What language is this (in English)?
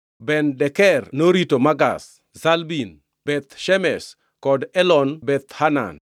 Luo (Kenya and Tanzania)